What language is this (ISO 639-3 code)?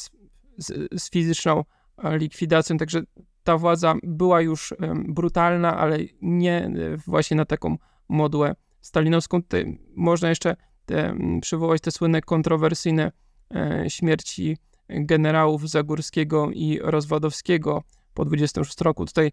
pol